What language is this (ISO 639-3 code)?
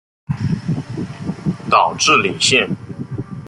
zho